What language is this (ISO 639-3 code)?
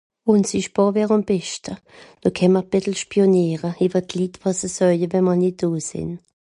gsw